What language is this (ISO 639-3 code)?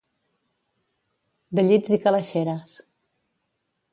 cat